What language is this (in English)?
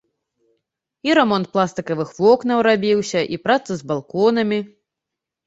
Belarusian